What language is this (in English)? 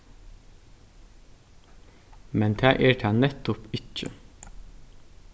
Faroese